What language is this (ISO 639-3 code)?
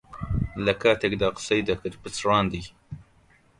ckb